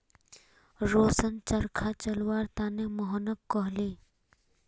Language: Magahi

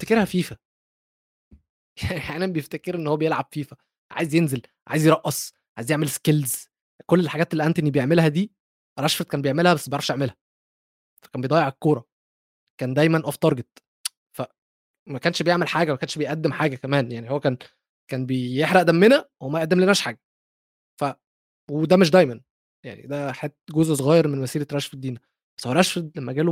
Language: Arabic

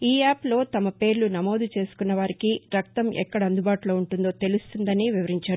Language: Telugu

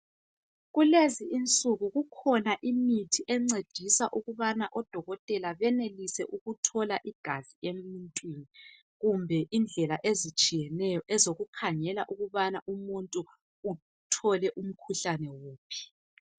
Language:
North Ndebele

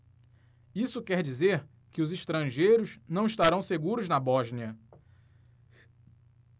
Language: Portuguese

